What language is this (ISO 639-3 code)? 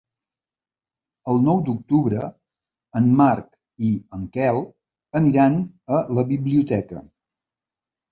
cat